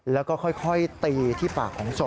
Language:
Thai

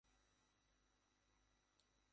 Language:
Bangla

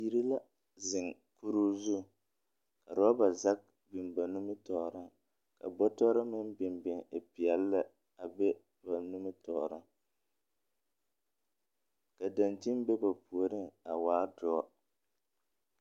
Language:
Southern Dagaare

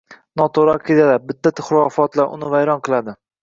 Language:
Uzbek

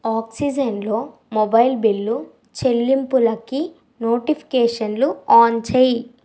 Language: Telugu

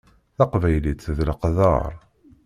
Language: Kabyle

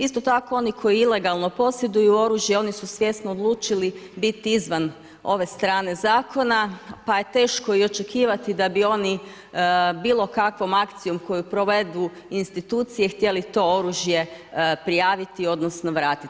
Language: Croatian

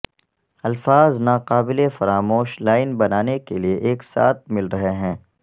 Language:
Urdu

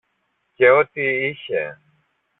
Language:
Greek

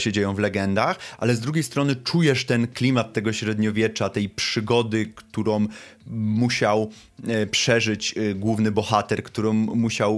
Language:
Polish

